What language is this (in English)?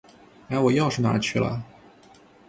Chinese